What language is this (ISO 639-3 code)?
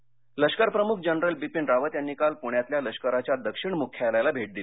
mar